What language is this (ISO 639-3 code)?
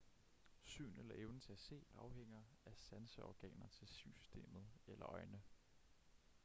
dan